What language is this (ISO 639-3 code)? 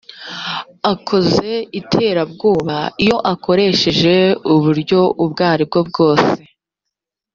kin